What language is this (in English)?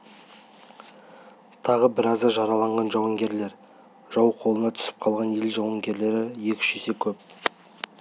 Kazakh